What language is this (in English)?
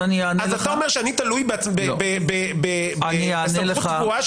Hebrew